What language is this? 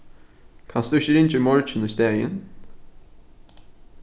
Faroese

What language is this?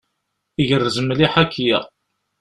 Kabyle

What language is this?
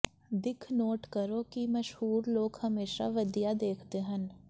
Punjabi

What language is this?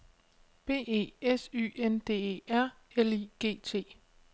Danish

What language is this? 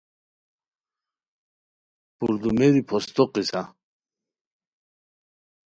Khowar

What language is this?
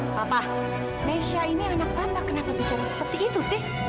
Indonesian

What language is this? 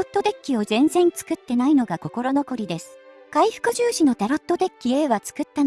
Japanese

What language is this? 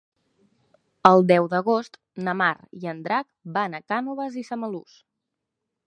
Catalan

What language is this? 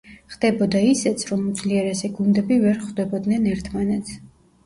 Georgian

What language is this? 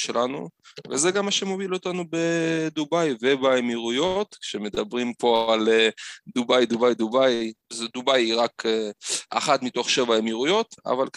Hebrew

